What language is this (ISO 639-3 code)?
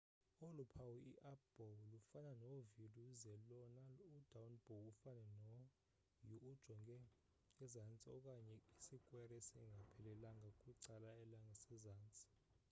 xho